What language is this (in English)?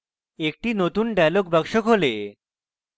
Bangla